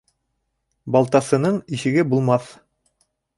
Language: Bashkir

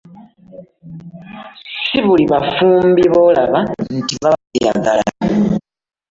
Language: Ganda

